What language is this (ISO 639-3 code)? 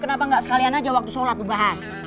ind